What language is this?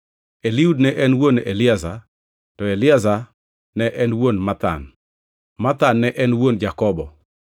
Luo (Kenya and Tanzania)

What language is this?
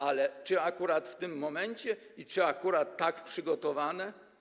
Polish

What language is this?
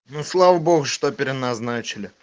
Russian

